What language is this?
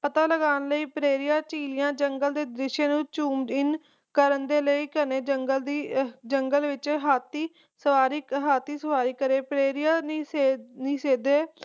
Punjabi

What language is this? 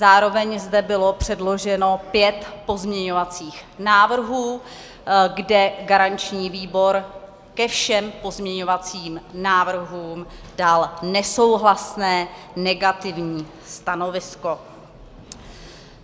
Czech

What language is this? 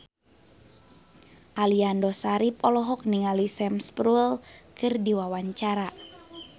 Sundanese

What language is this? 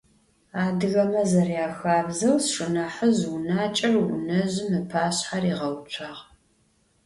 Adyghe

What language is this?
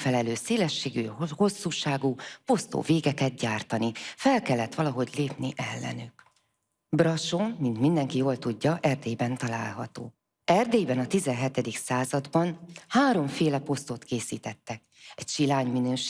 Hungarian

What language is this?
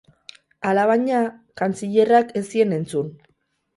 Basque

